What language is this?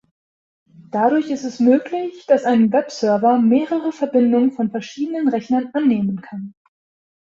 German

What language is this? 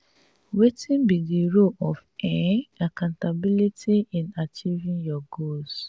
Nigerian Pidgin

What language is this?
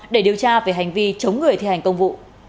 Vietnamese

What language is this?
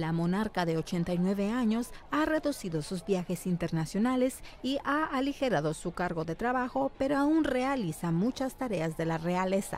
Spanish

